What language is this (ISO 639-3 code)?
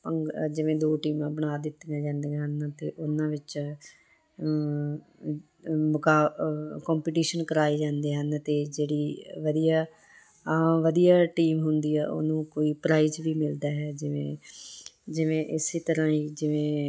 pan